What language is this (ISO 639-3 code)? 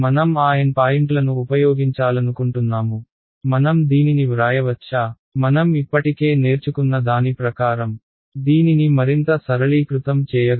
tel